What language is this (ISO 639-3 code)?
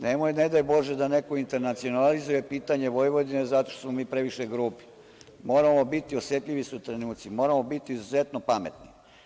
srp